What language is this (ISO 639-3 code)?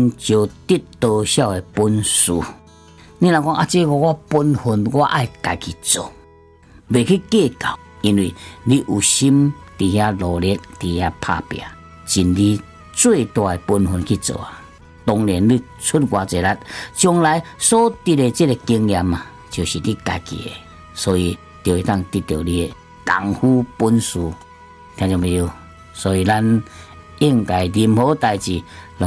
zho